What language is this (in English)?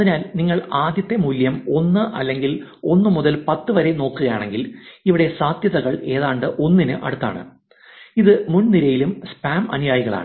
Malayalam